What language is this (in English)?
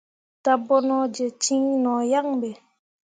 Mundang